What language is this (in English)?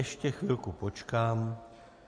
Czech